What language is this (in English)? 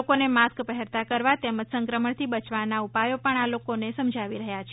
Gujarati